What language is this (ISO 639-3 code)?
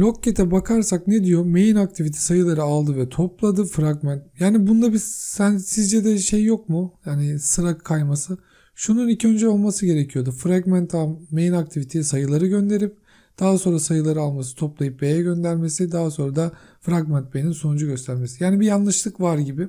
tur